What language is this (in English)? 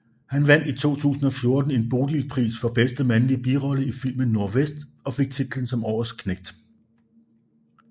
Danish